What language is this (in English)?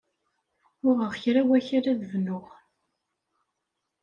Kabyle